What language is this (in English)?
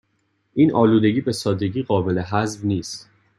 Persian